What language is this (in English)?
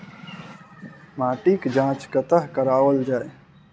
Maithili